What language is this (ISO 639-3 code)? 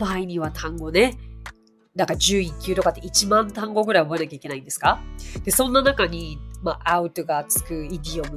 jpn